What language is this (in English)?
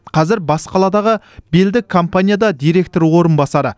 Kazakh